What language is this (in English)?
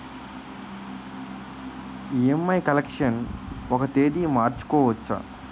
Telugu